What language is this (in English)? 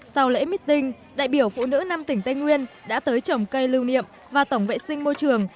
Vietnamese